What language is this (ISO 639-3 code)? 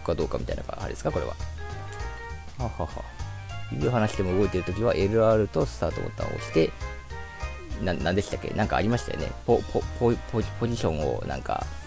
jpn